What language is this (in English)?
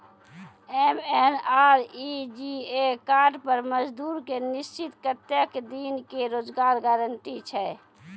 Maithili